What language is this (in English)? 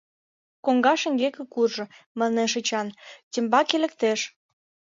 Mari